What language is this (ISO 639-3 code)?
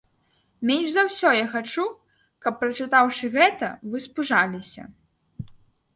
bel